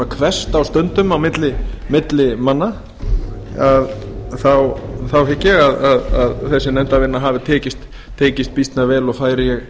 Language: Icelandic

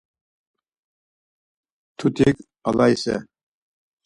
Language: Laz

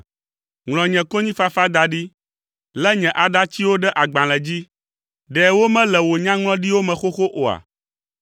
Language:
Ewe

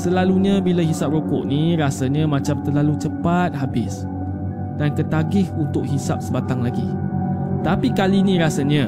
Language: Malay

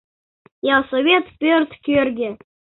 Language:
Mari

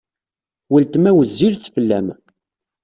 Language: Kabyle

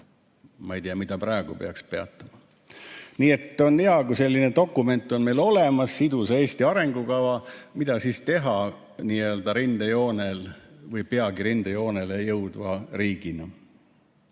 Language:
Estonian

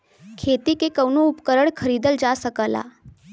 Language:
Bhojpuri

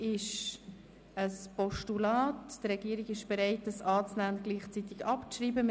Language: Swiss German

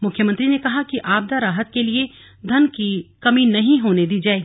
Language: Hindi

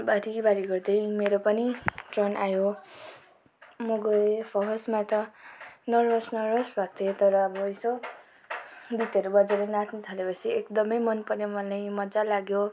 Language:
Nepali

